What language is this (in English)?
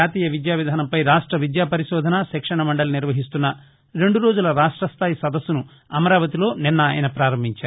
Telugu